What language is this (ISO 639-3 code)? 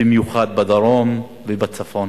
heb